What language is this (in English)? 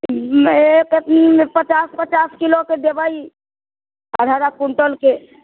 Maithili